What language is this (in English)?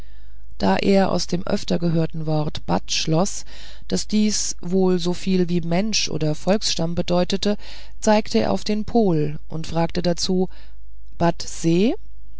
German